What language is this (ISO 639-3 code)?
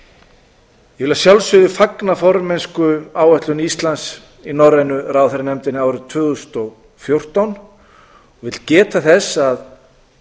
isl